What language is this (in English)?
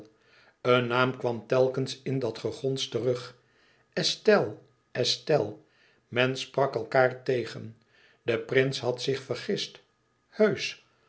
Dutch